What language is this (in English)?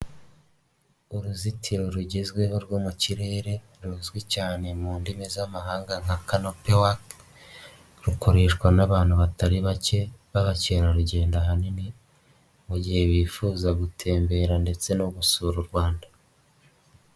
Kinyarwanda